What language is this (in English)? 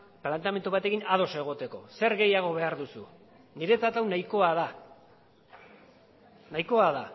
Basque